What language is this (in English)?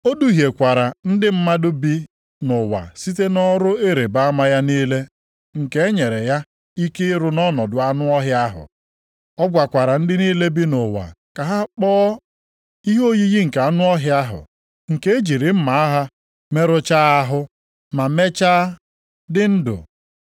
Igbo